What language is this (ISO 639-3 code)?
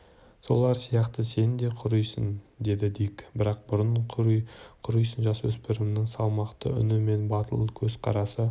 kaz